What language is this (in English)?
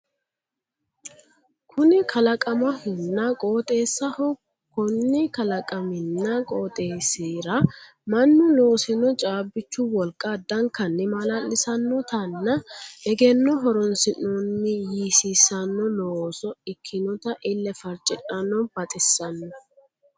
Sidamo